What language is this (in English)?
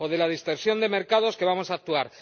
Spanish